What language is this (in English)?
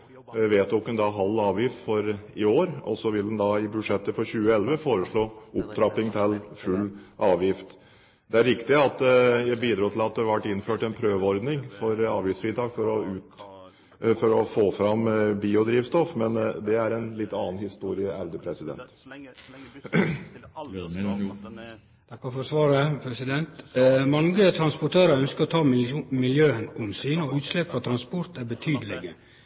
Norwegian